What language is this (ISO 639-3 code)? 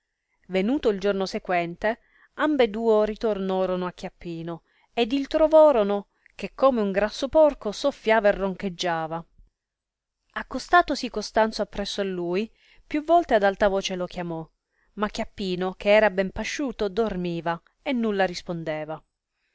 ita